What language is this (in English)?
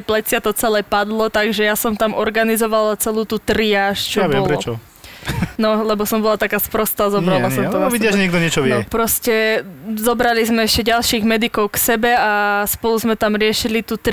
Slovak